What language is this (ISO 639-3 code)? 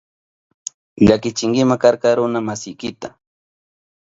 qup